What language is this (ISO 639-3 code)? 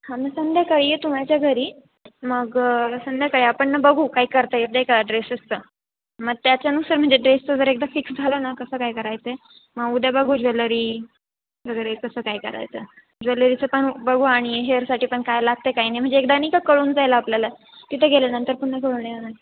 mar